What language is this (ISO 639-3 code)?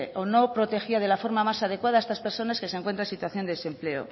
spa